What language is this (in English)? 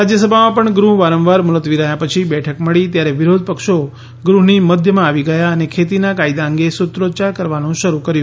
Gujarati